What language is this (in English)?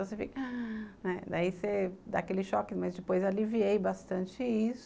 Portuguese